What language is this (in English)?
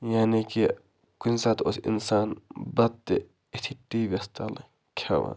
Kashmiri